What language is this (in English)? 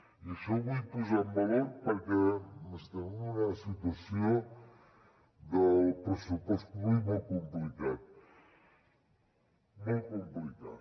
Catalan